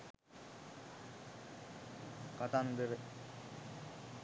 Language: Sinhala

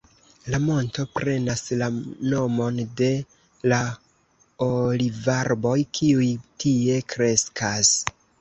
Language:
Esperanto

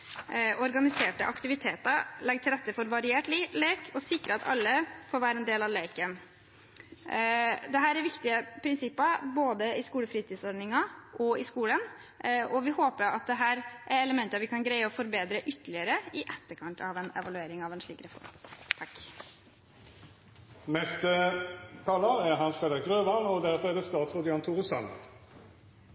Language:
Norwegian Bokmål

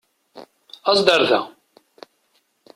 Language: Kabyle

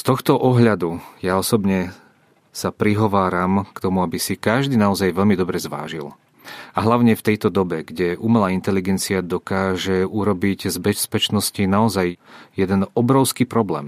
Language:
Czech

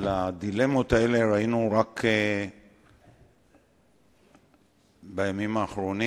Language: Hebrew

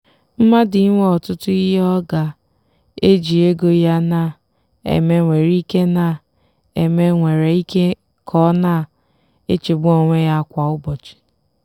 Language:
Igbo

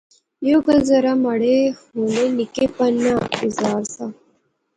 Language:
Pahari-Potwari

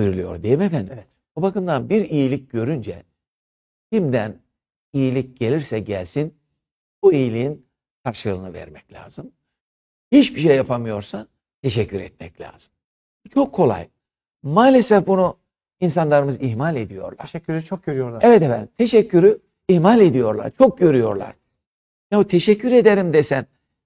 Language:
Turkish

